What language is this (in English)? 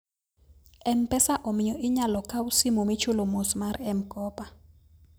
Luo (Kenya and Tanzania)